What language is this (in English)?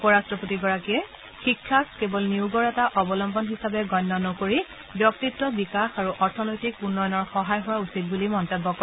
Assamese